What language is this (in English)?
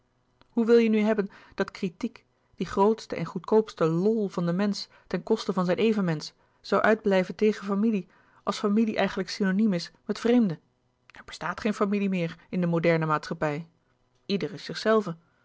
Dutch